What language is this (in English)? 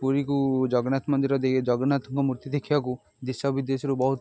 Odia